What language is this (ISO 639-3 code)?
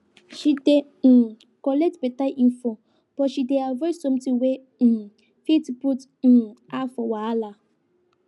pcm